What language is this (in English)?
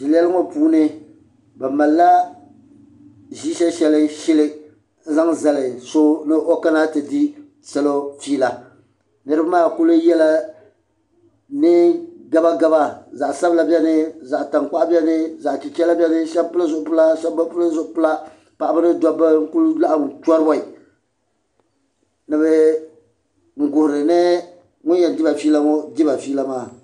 Dagbani